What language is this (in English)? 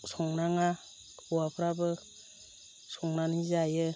Bodo